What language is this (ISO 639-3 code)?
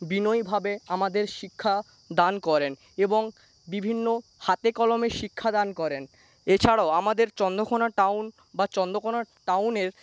ben